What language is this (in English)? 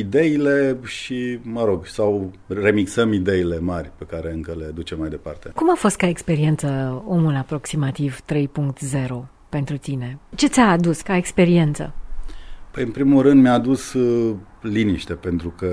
Romanian